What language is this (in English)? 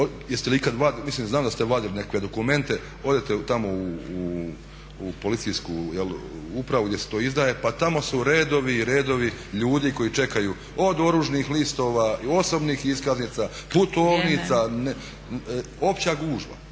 Croatian